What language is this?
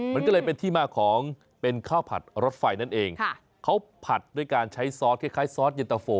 Thai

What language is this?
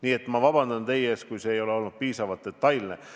Estonian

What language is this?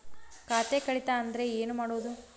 Kannada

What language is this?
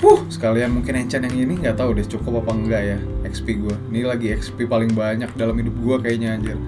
Indonesian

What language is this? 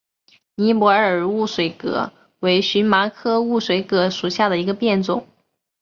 Chinese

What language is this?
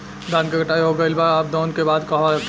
Bhojpuri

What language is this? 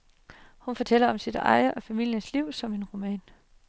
Danish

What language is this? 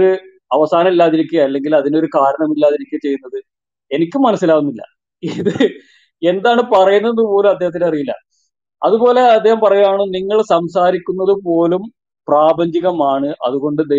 Malayalam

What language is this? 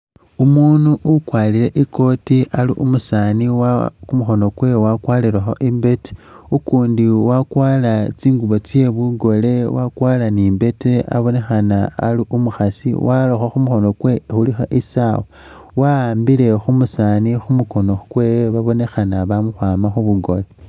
Masaaba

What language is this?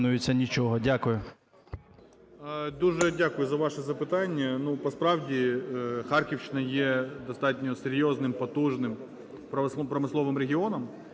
Ukrainian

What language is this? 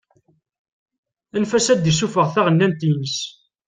Kabyle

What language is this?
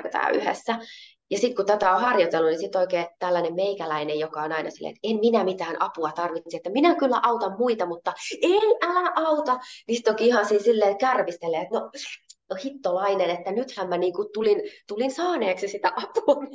Finnish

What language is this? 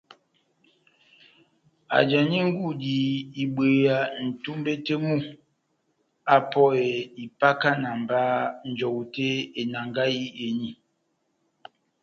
Batanga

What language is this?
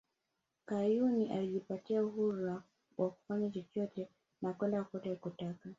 Swahili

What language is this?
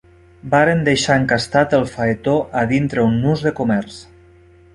Catalan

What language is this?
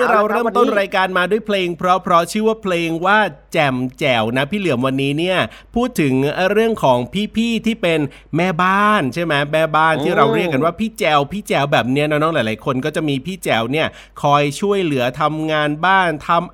Thai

